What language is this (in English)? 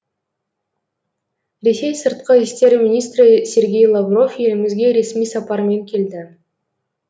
Kazakh